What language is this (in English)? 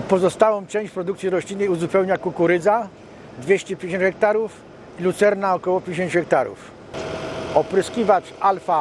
Polish